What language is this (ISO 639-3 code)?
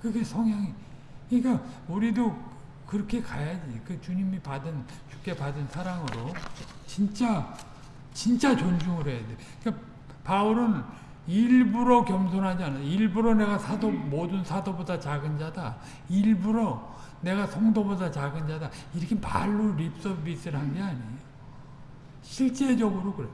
kor